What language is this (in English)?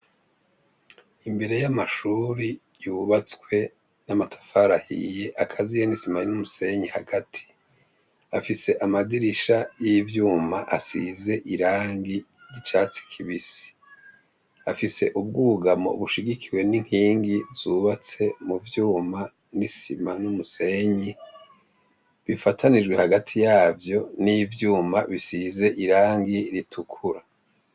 Rundi